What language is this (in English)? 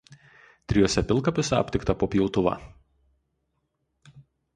Lithuanian